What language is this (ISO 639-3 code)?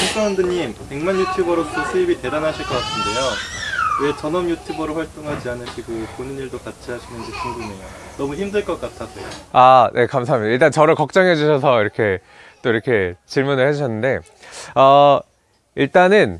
kor